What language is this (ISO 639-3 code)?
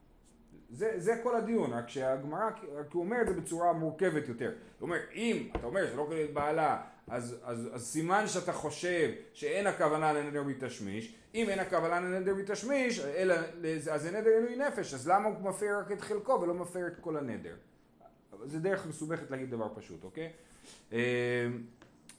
heb